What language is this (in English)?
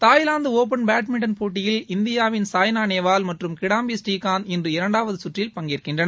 Tamil